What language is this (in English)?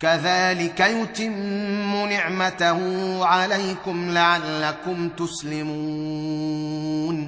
Arabic